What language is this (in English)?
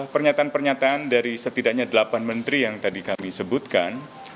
Indonesian